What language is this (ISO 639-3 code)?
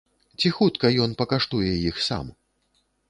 bel